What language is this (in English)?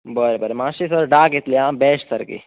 Konkani